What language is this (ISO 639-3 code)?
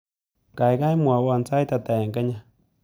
kln